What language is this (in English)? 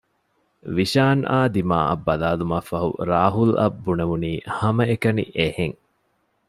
Divehi